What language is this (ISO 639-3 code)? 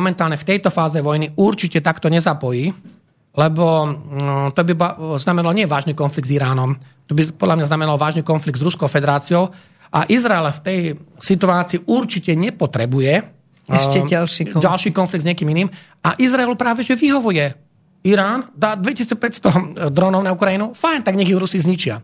slk